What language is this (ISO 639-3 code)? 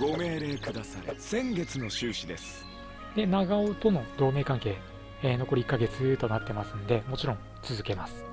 jpn